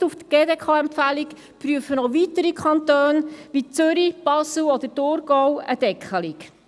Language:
Swiss German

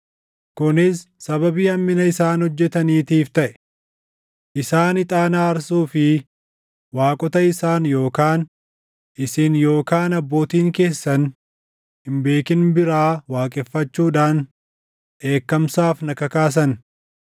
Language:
Oromo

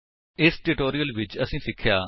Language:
Punjabi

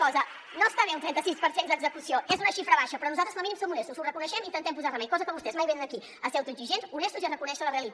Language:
Catalan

